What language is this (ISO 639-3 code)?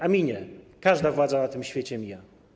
pol